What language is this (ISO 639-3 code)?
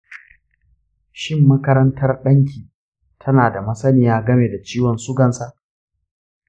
hau